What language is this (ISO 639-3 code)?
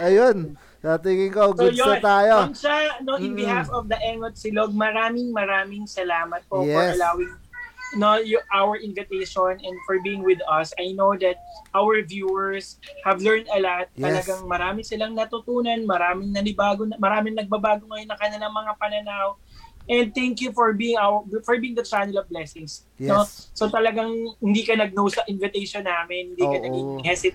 fil